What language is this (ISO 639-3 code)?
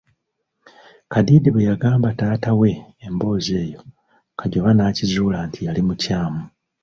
lug